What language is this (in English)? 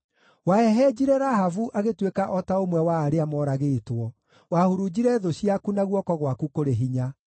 Kikuyu